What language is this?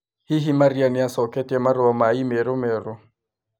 Kikuyu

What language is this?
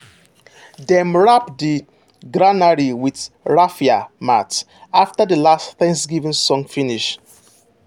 Nigerian Pidgin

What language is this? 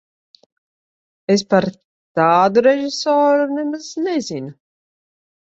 Latvian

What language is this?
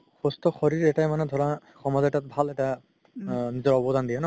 Assamese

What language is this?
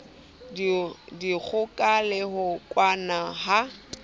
Southern Sotho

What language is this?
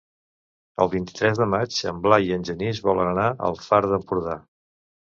Catalan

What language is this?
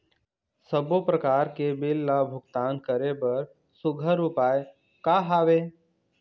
Chhattisgarhi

